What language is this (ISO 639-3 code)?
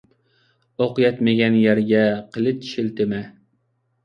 uig